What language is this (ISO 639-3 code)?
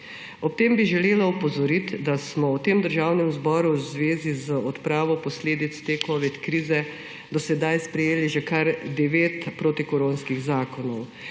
slv